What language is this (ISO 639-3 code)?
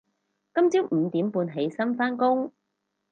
yue